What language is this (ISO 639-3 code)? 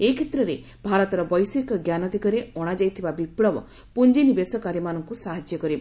ori